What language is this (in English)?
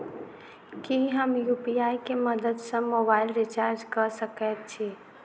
Maithili